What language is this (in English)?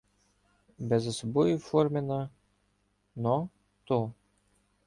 Ukrainian